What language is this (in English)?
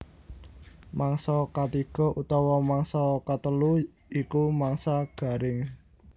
Javanese